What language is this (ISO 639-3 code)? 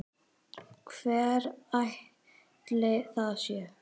isl